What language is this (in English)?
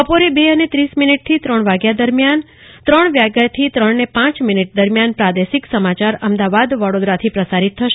Gujarati